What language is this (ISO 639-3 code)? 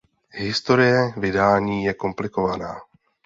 ces